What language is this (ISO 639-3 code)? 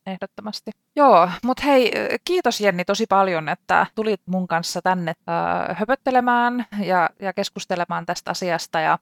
fin